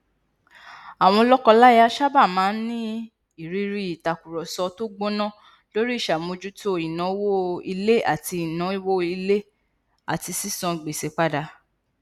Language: Yoruba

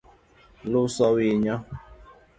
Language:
Luo (Kenya and Tanzania)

